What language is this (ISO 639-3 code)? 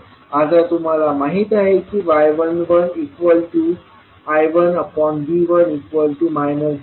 mar